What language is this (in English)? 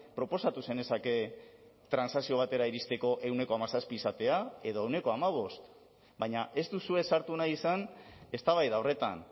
Basque